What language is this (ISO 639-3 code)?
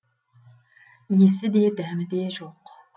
kaz